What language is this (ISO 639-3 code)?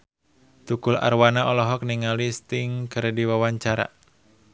sun